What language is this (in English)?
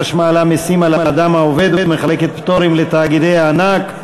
Hebrew